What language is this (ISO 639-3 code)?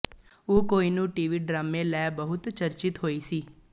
pan